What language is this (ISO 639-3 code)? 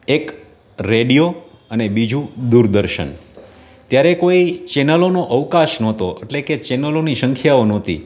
guj